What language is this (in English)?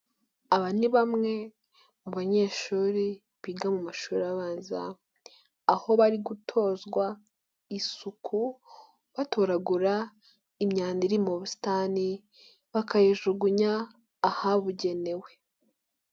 Kinyarwanda